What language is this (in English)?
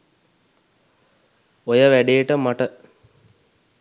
Sinhala